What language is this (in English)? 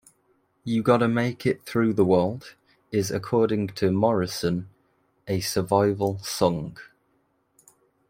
English